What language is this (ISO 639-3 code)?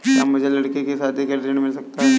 hin